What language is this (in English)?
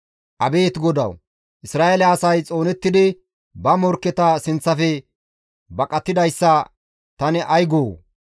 Gamo